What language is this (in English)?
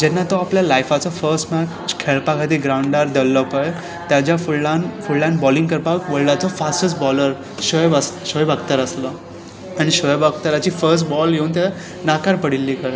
Konkani